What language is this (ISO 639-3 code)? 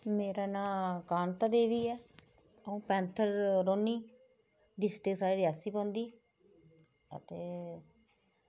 doi